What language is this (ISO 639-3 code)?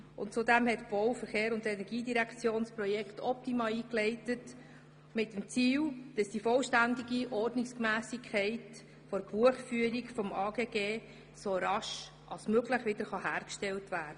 gsw